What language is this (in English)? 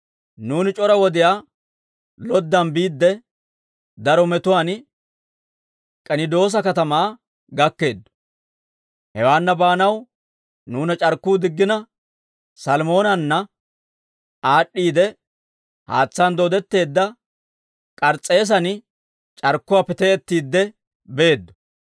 Dawro